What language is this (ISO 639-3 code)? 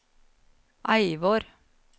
nor